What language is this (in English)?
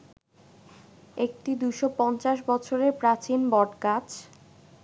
Bangla